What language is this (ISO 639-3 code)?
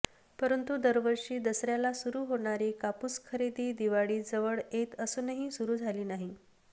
mar